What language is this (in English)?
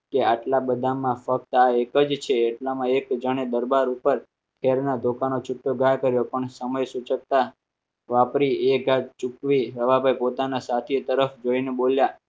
Gujarati